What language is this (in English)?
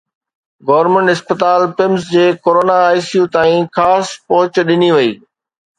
Sindhi